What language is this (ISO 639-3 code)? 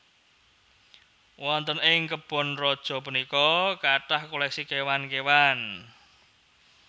jav